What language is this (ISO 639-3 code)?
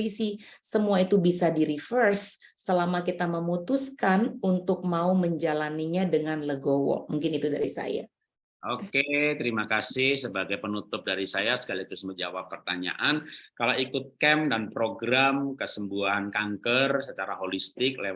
ind